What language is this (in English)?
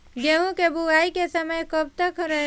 Bhojpuri